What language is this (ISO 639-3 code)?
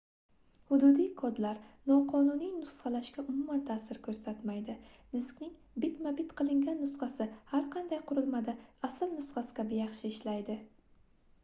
uzb